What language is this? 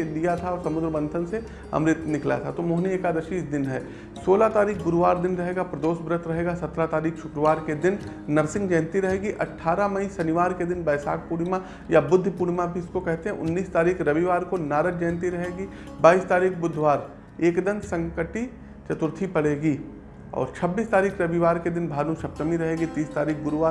Hindi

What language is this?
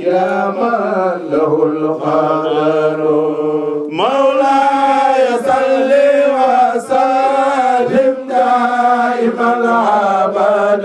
Arabic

